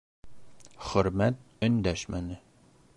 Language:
Bashkir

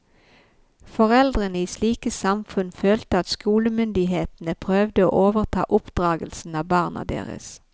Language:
Norwegian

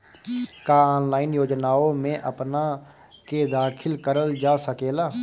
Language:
Bhojpuri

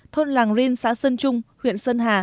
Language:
Vietnamese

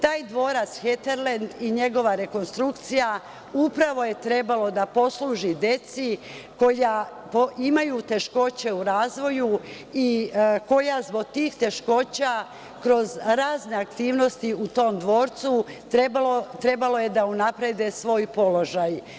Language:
Serbian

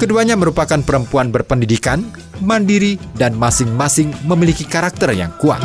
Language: Indonesian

